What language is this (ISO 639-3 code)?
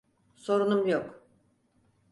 tur